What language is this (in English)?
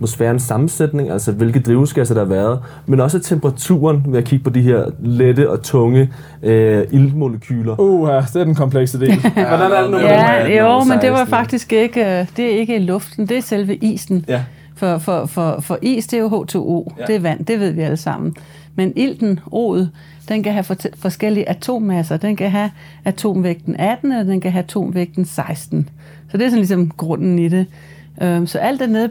Danish